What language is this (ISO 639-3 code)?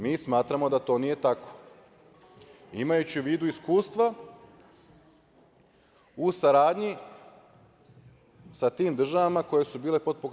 srp